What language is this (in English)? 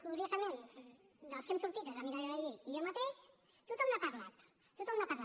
Catalan